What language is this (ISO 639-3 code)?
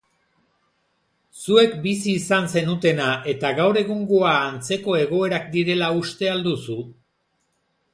eus